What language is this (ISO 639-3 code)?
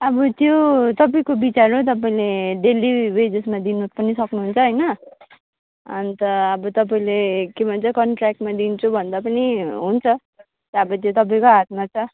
nep